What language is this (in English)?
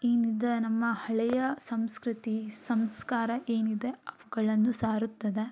Kannada